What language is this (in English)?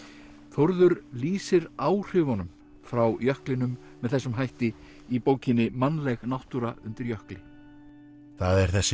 Icelandic